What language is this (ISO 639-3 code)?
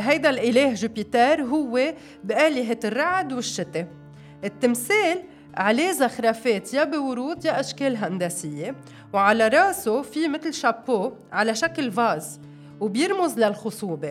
ara